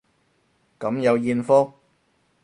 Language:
Cantonese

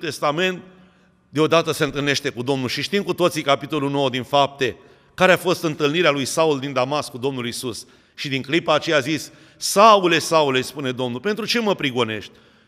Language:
Romanian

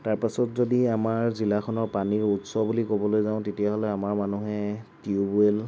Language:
Assamese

